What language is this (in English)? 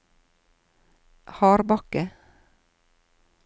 Norwegian